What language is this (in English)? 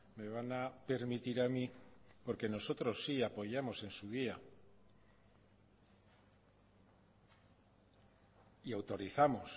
Spanish